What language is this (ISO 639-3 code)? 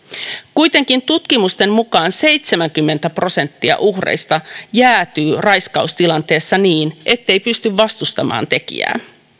fin